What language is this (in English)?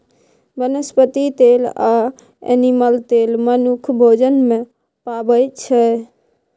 Maithili